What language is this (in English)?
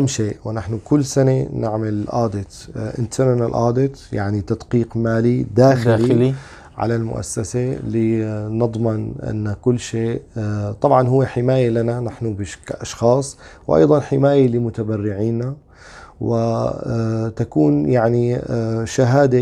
Arabic